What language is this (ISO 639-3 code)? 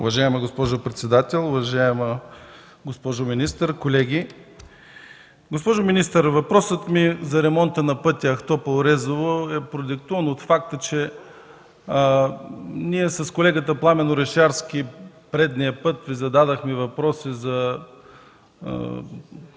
bul